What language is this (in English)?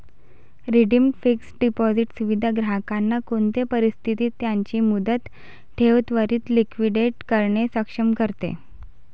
Marathi